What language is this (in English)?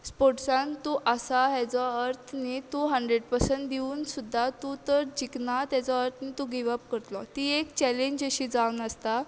Konkani